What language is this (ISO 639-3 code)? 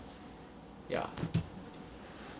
eng